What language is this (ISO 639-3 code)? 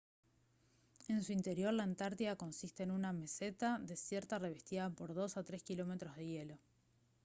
spa